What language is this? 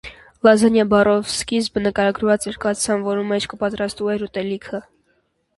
Armenian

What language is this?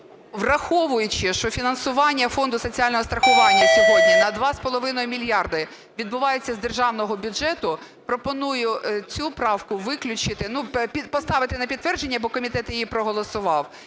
Ukrainian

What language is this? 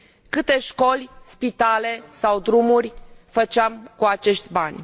Romanian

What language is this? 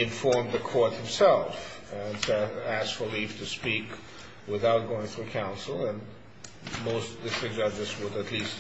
English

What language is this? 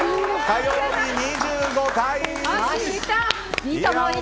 Japanese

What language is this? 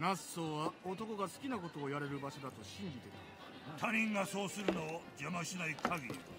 Japanese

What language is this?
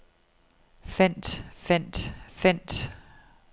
Danish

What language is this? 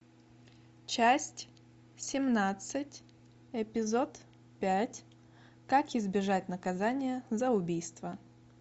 Russian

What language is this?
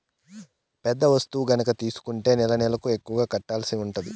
Telugu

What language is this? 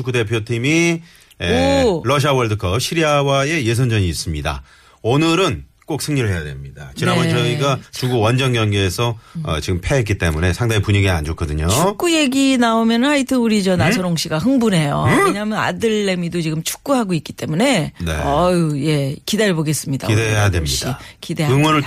Korean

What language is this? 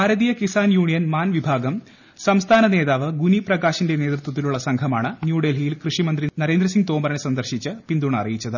Malayalam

